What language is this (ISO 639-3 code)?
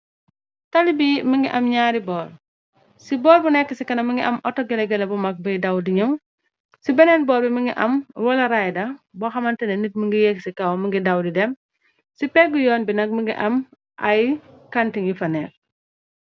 wol